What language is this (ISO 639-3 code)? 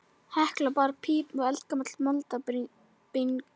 isl